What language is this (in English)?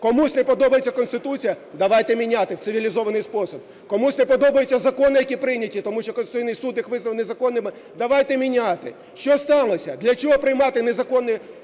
Ukrainian